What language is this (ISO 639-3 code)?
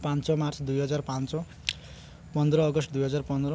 ori